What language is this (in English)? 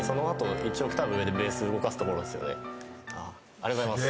Japanese